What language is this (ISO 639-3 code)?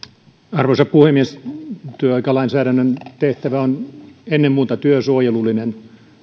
fin